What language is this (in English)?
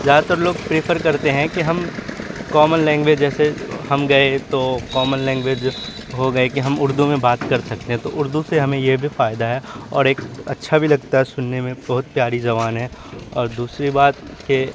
Urdu